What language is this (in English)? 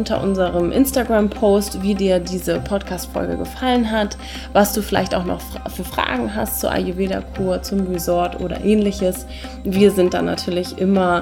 German